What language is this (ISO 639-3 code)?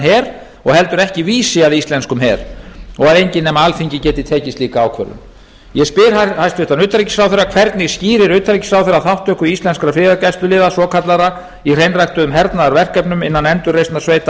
isl